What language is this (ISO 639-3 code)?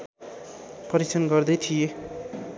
nep